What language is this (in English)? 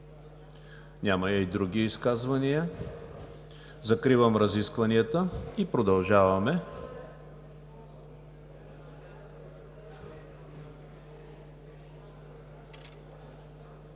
Bulgarian